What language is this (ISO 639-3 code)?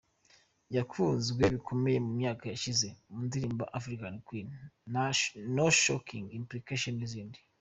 kin